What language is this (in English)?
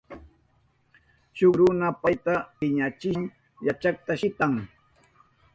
Southern Pastaza Quechua